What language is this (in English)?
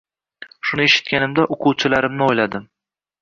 Uzbek